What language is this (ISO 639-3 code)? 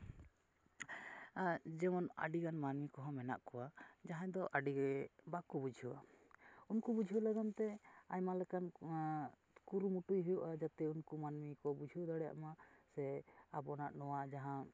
sat